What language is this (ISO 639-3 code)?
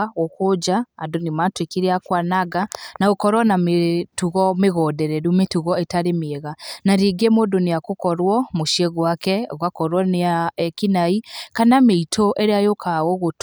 kik